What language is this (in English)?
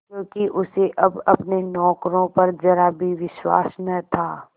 Hindi